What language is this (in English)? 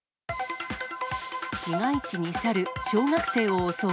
Japanese